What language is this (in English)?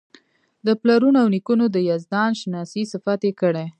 Pashto